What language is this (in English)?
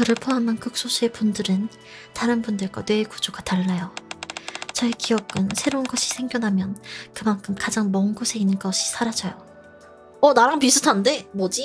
Korean